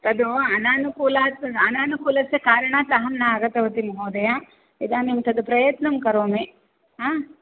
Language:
Sanskrit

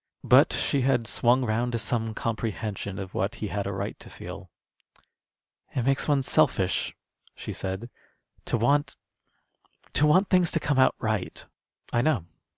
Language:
English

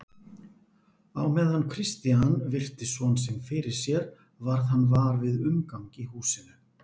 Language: Icelandic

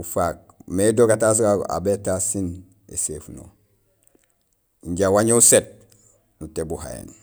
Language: Gusilay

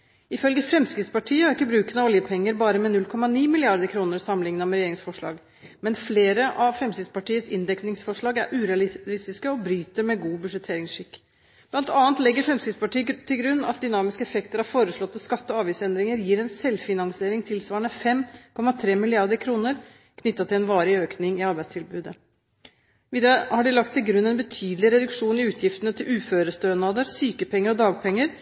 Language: Norwegian Bokmål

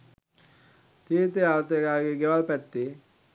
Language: Sinhala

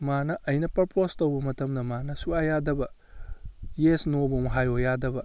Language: Manipuri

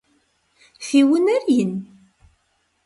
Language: Kabardian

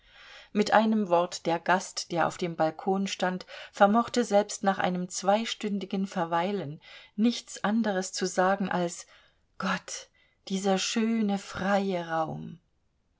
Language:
German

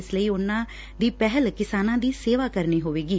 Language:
Punjabi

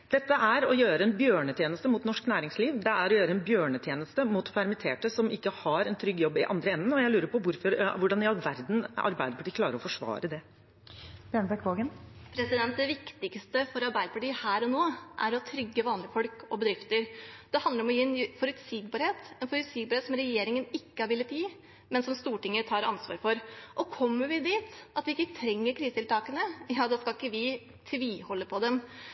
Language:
Norwegian Bokmål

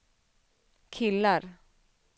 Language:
Swedish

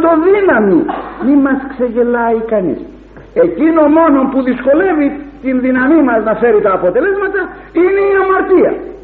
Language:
Greek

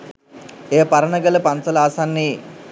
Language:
Sinhala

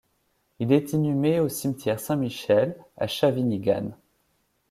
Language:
French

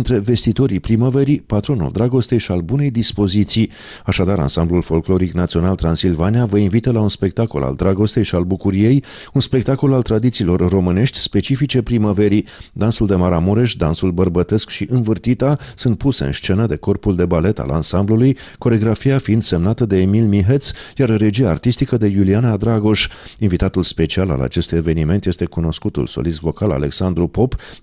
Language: Romanian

